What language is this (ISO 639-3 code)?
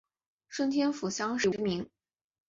zho